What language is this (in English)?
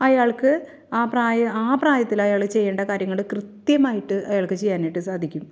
Malayalam